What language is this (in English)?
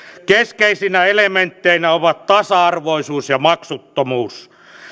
Finnish